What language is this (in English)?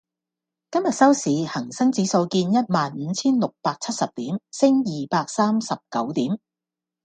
Cantonese